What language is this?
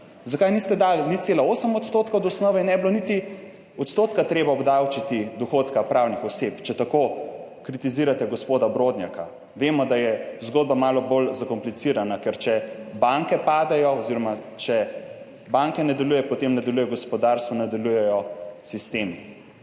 Slovenian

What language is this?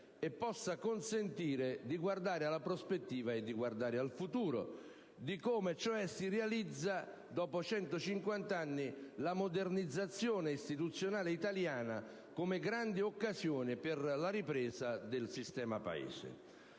Italian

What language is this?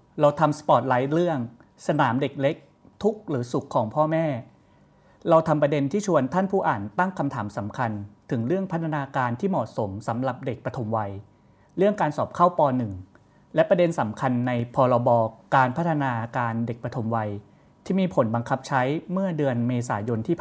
Thai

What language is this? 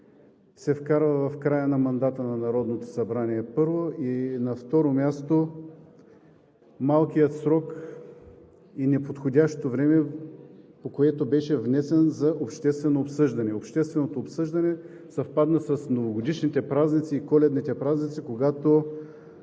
Bulgarian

